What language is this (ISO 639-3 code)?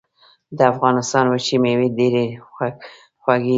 pus